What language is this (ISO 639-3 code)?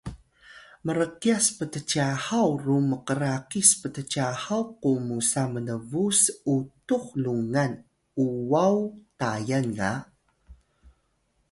tay